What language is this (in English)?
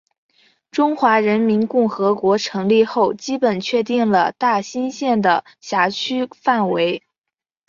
Chinese